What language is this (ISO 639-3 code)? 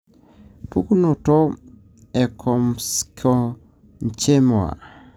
mas